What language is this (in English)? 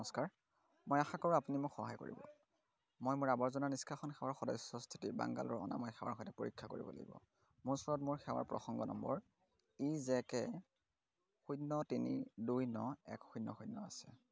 Assamese